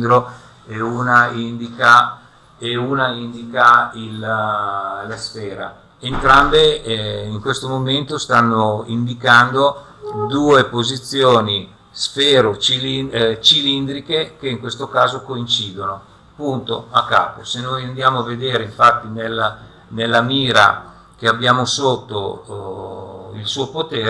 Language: Italian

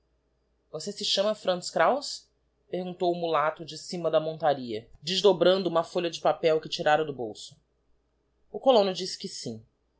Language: Portuguese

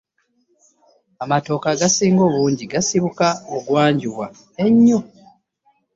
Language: Ganda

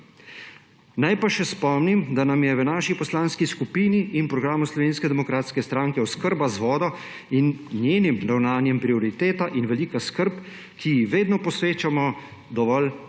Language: Slovenian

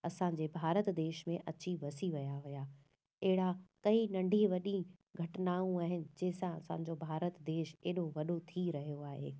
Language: Sindhi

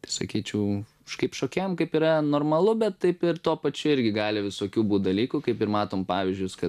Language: Lithuanian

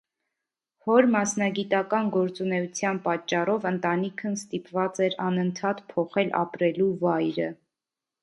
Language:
Armenian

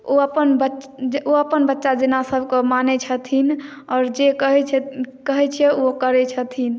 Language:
Maithili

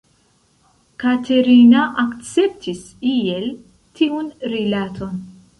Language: Esperanto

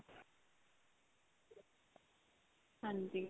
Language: Punjabi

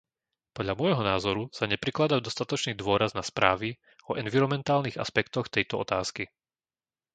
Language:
Slovak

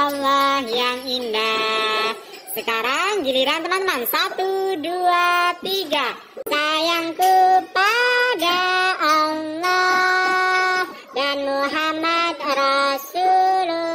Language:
Indonesian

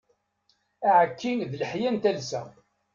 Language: Kabyle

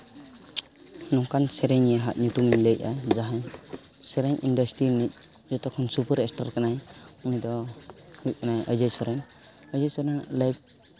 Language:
Santali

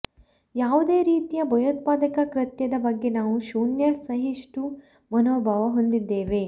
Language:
Kannada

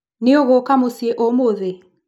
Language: Kikuyu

